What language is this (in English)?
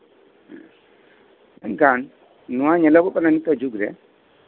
Santali